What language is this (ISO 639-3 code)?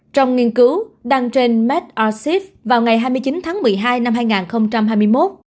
vie